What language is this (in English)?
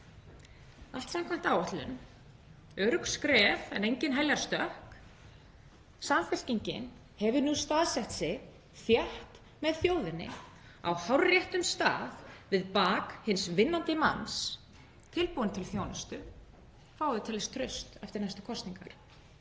Icelandic